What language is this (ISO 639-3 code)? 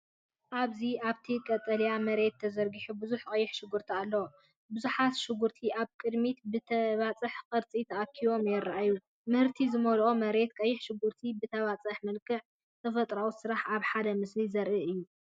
tir